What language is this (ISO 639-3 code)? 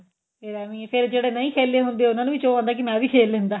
pan